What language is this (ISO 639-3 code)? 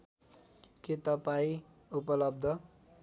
nep